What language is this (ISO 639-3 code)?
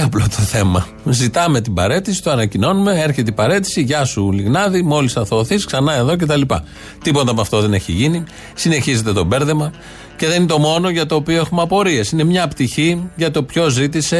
ell